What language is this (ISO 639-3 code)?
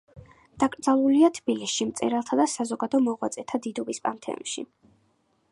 kat